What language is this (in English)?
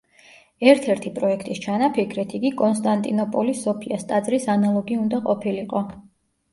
Georgian